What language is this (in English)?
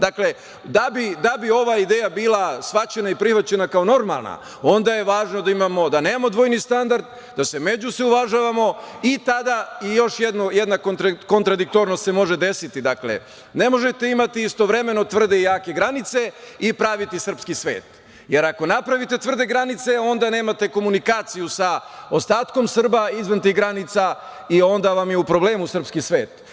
Serbian